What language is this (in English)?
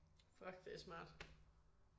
Danish